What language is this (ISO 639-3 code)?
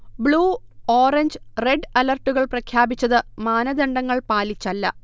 mal